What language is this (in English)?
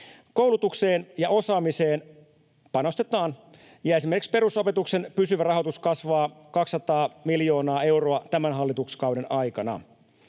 Finnish